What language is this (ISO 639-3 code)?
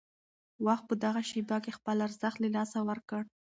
pus